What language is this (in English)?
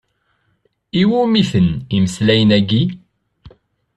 Kabyle